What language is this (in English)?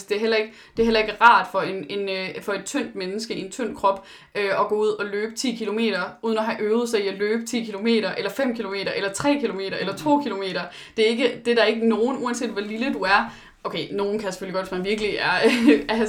Danish